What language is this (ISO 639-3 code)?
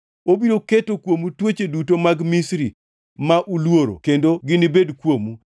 luo